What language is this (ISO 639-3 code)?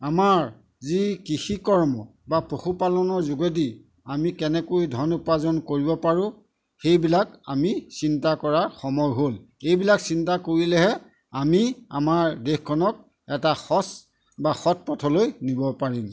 asm